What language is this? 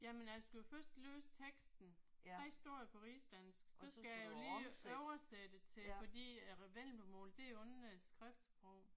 Danish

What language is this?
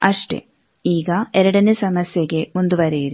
Kannada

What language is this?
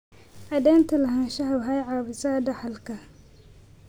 Somali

